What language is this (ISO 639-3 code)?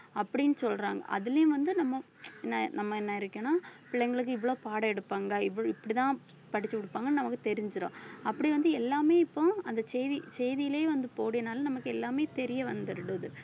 tam